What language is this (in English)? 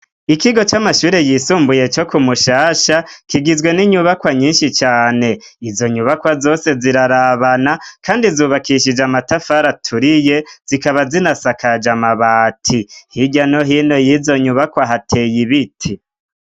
Rundi